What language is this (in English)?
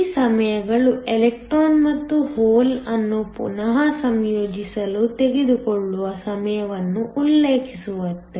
Kannada